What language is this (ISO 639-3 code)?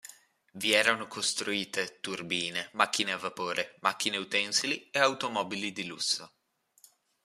ita